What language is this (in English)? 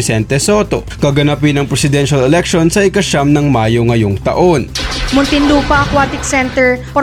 Filipino